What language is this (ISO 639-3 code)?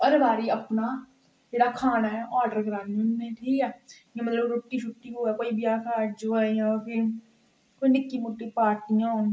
doi